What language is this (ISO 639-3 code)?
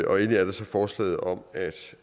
dan